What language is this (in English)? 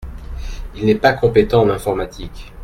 French